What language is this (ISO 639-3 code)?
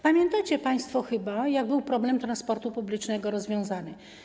pol